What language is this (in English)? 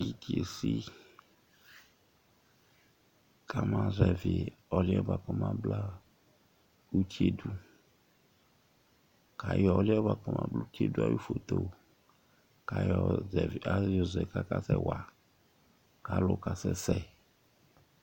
Ikposo